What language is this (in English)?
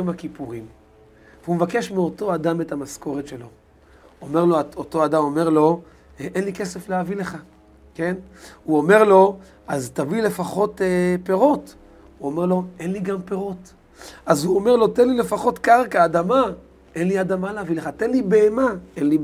Hebrew